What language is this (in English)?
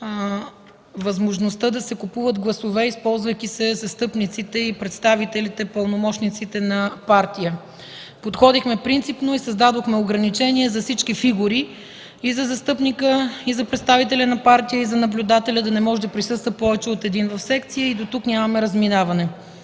Bulgarian